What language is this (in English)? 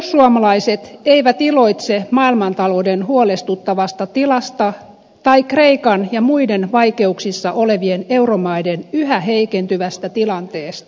Finnish